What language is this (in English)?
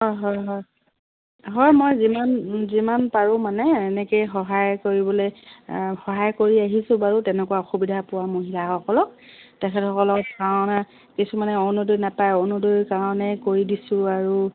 Assamese